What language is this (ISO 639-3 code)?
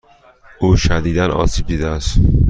fas